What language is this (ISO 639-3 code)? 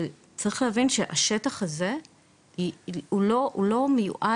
heb